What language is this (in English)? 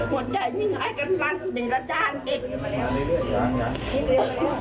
Thai